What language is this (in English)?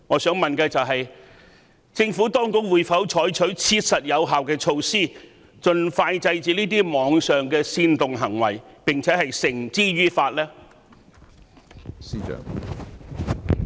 Cantonese